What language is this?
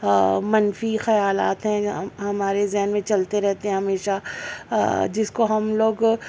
Urdu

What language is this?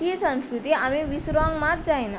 Konkani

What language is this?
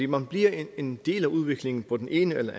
Danish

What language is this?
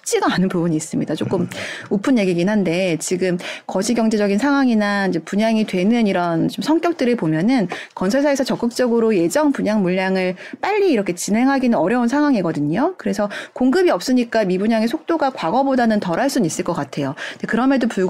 Korean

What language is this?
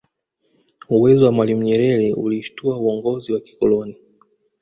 Swahili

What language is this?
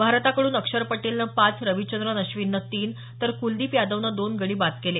Marathi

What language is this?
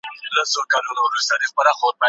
Pashto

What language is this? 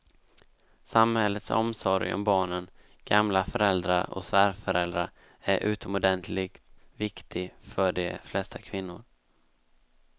Swedish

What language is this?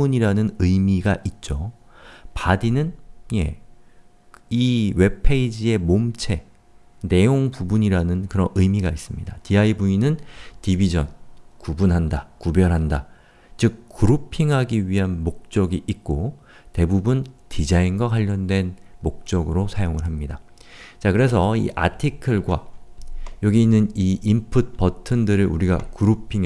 Korean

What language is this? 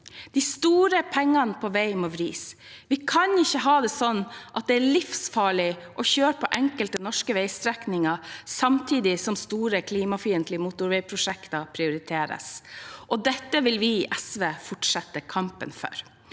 Norwegian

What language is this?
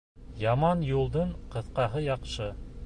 Bashkir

